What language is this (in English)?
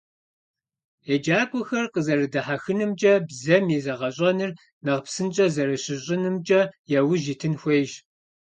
Kabardian